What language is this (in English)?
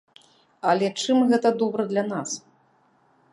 Belarusian